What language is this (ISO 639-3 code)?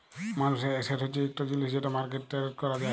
ben